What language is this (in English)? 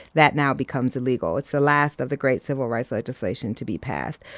English